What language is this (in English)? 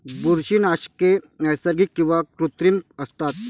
Marathi